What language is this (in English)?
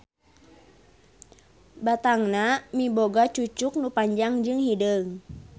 Sundanese